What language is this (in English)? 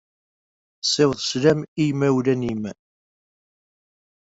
Kabyle